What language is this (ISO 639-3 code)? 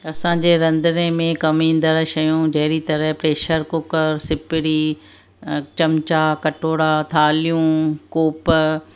snd